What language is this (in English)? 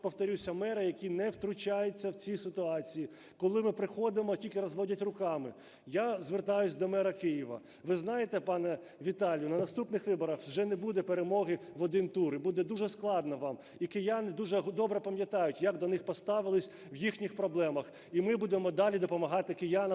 Ukrainian